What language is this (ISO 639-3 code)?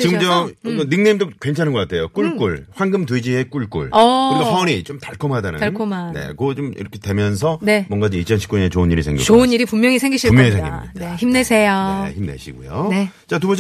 kor